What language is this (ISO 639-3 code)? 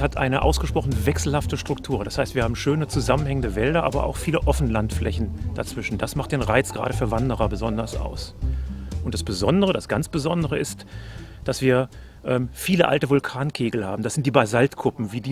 deu